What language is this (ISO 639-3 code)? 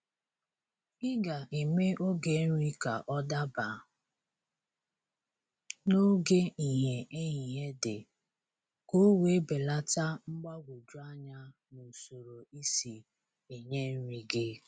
ibo